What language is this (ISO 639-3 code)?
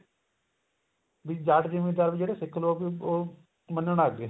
pan